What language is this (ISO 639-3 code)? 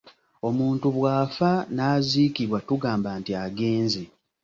lug